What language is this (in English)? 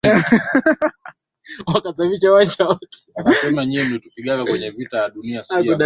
Swahili